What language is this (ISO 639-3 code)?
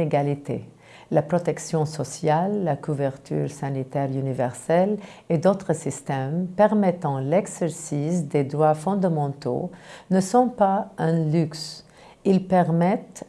fra